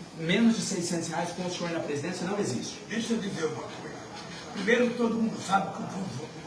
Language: Portuguese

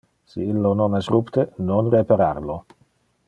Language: Interlingua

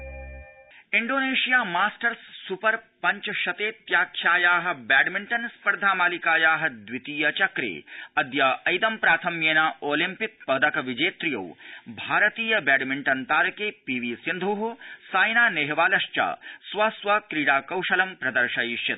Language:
Sanskrit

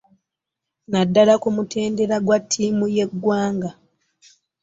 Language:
Ganda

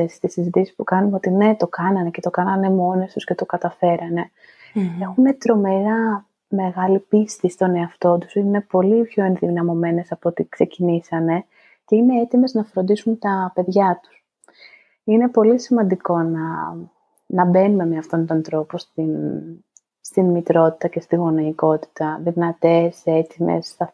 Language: Greek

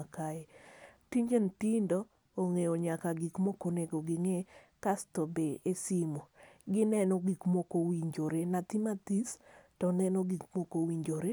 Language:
Luo (Kenya and Tanzania)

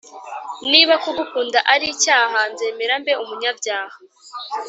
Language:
Kinyarwanda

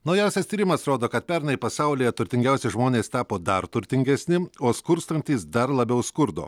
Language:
Lithuanian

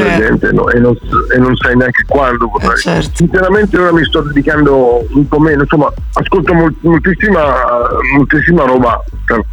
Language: Italian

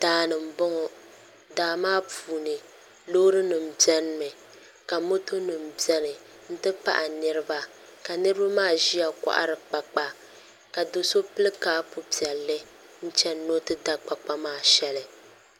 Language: Dagbani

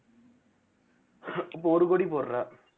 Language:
Tamil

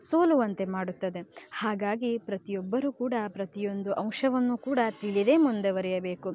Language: Kannada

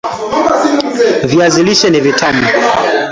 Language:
Swahili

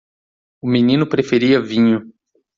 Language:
Portuguese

